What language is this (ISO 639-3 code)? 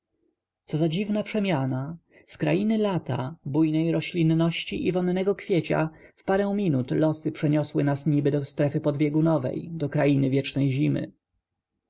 pol